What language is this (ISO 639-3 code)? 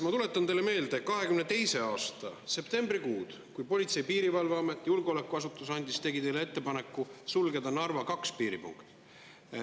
est